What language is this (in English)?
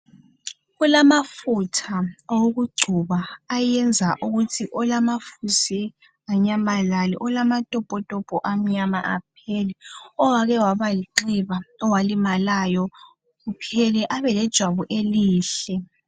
North Ndebele